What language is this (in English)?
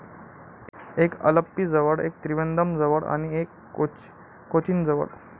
Marathi